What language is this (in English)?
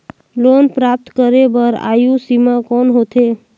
Chhattisgarhi